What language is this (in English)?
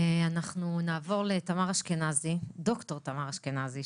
Hebrew